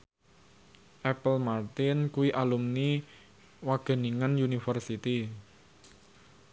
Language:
Javanese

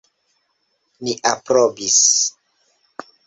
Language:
Esperanto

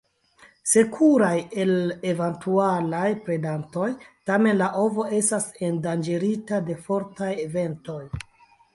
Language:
Esperanto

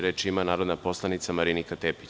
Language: Serbian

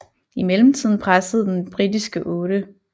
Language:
Danish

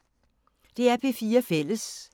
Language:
Danish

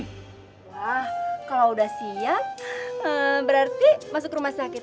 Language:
Indonesian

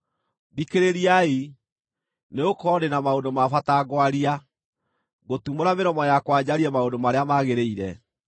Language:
Kikuyu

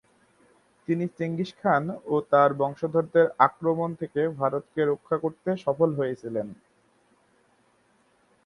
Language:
Bangla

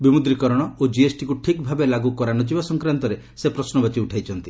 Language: Odia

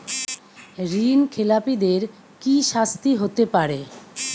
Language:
Bangla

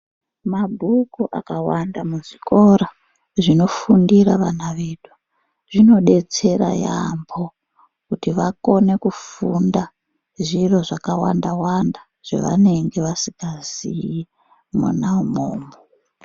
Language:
Ndau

